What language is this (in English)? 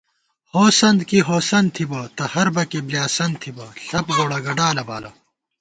Gawar-Bati